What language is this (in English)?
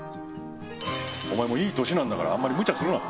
Japanese